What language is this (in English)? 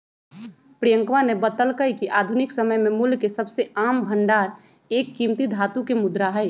Magahi